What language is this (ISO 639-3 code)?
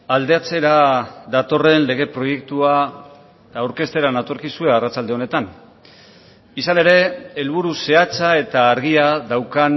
eus